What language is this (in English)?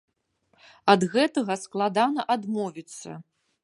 Belarusian